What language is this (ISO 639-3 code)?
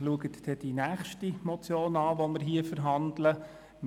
gsw